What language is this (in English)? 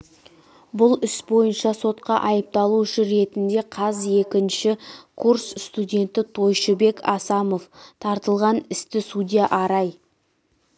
Kazakh